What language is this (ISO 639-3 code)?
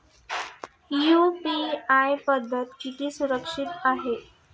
mar